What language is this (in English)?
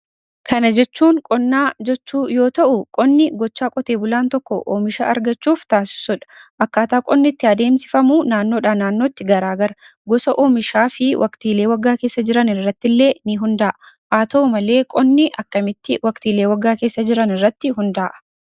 Oromo